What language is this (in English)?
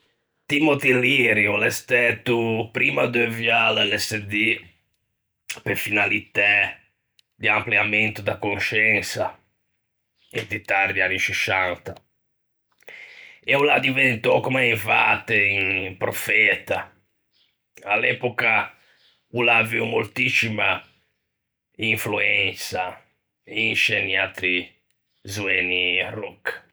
Ligurian